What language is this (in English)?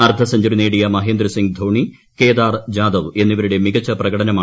Malayalam